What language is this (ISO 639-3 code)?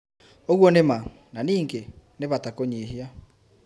kik